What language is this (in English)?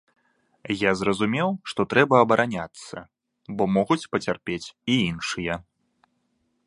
Belarusian